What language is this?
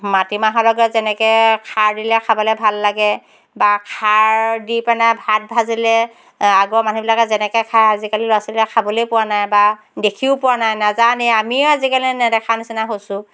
Assamese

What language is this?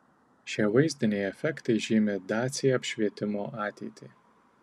Lithuanian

